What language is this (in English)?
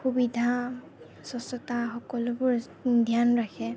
Assamese